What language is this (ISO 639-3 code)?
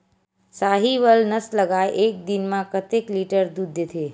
hne